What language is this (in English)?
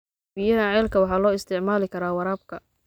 Somali